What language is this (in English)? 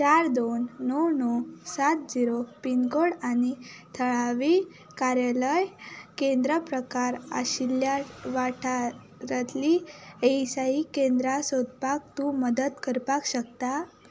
Konkani